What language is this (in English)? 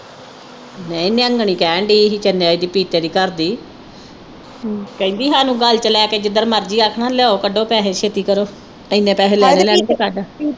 Punjabi